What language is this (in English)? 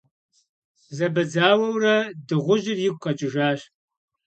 Kabardian